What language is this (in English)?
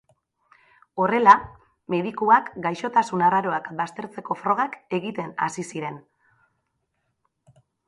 Basque